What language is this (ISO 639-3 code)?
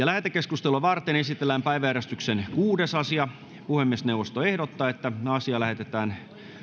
fin